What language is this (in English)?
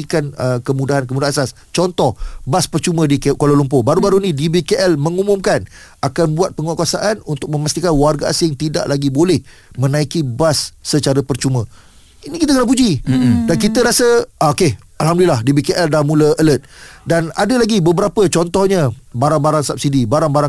Malay